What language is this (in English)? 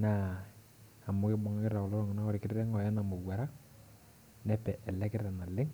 Masai